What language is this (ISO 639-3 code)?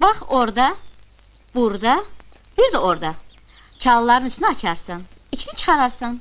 tur